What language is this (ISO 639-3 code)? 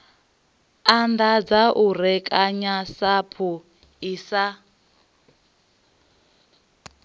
ven